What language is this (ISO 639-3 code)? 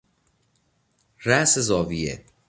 fas